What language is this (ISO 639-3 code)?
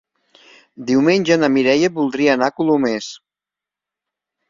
cat